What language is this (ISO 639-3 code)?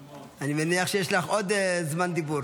heb